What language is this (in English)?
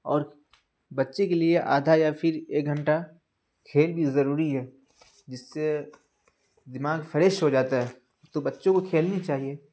Urdu